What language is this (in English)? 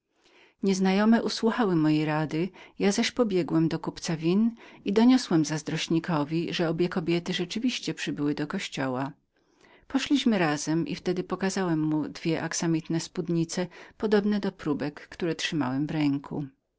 Polish